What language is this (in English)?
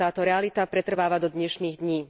Slovak